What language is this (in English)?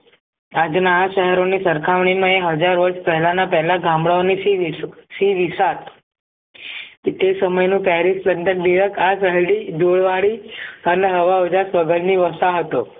Gujarati